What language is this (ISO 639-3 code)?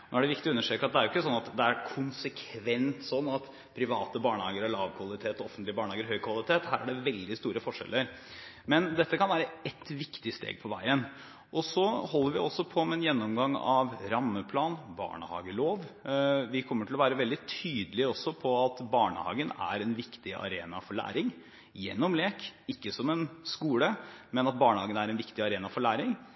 nob